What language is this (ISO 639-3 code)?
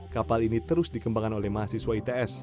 ind